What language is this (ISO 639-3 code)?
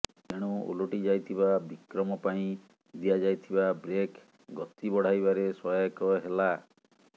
ori